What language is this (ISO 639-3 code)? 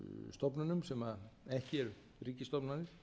isl